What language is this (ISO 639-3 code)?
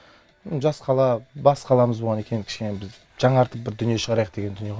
kaz